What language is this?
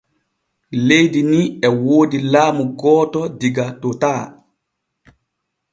Borgu Fulfulde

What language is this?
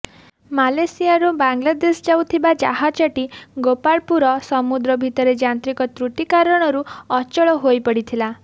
Odia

